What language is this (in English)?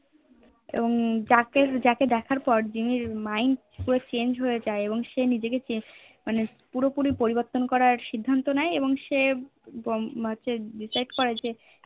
Bangla